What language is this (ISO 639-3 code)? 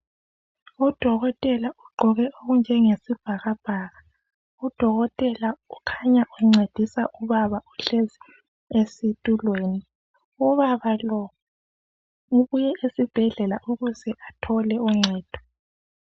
nde